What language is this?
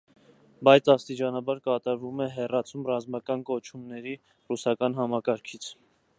Armenian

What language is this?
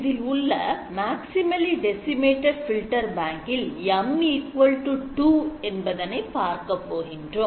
Tamil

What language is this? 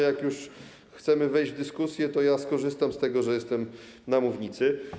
Polish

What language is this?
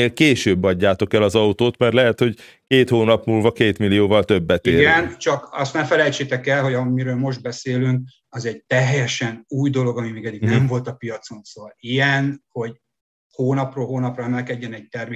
Hungarian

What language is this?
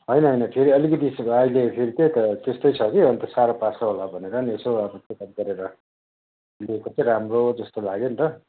Nepali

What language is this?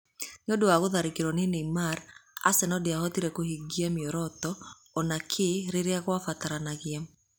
Kikuyu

